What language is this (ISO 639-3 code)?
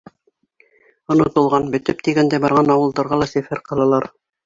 bak